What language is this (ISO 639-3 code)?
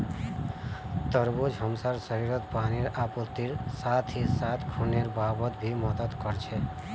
mag